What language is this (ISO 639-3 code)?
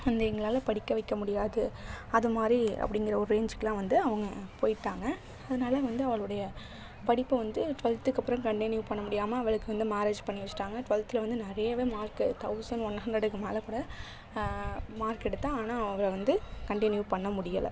tam